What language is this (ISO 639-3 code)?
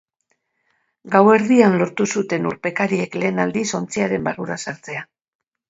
eus